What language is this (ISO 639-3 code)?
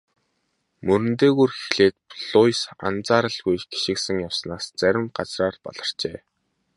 mon